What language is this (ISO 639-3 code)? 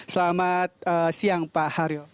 ind